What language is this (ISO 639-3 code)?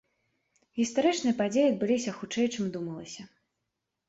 bel